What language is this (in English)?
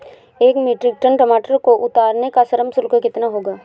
Hindi